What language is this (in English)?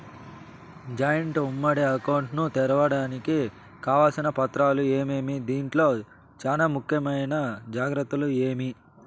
Telugu